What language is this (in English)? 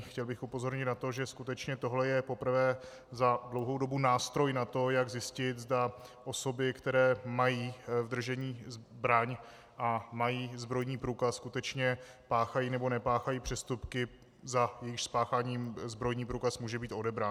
Czech